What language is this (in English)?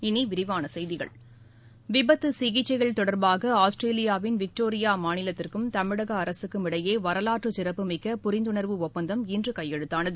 Tamil